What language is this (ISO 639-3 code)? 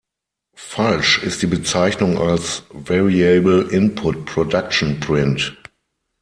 deu